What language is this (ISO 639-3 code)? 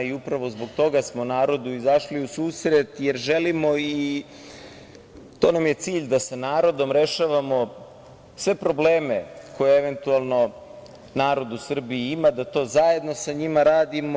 srp